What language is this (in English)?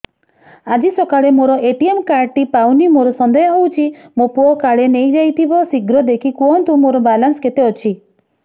Odia